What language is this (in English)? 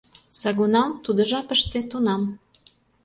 Mari